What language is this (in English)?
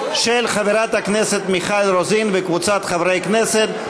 Hebrew